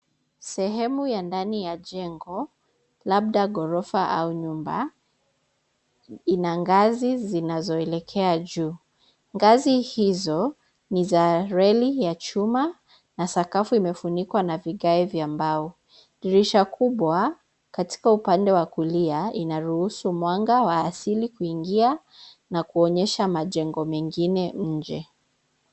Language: Swahili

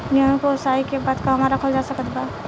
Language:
Bhojpuri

